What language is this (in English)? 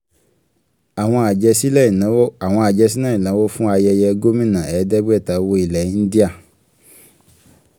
Yoruba